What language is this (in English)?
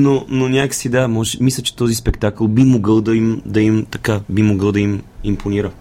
Bulgarian